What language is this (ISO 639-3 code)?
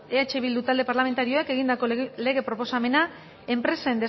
eus